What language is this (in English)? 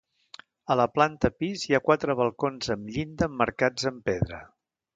Catalan